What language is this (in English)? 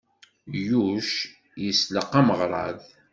Kabyle